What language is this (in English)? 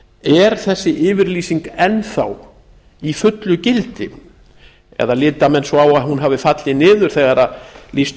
Icelandic